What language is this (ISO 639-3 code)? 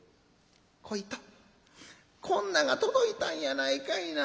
jpn